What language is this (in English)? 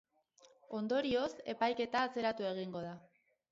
Basque